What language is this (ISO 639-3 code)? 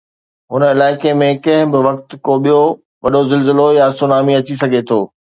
snd